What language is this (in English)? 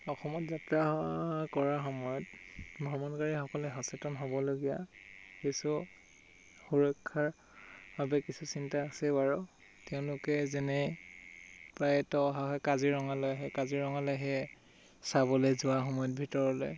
Assamese